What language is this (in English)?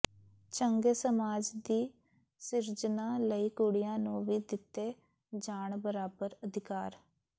Punjabi